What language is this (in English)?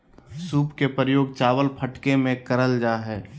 Magahi